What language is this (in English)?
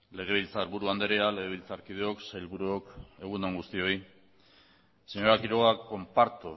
Basque